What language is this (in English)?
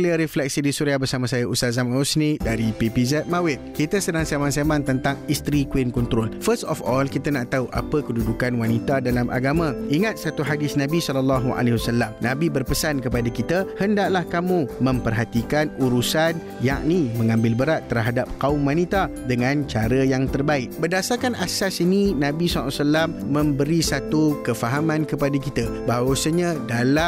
Malay